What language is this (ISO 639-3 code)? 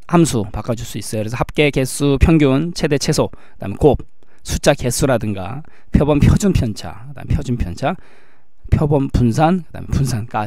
kor